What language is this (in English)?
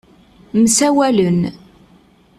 Kabyle